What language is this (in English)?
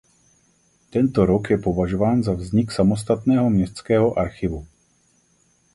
Czech